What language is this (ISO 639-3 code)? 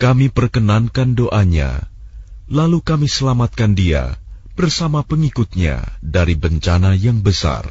ind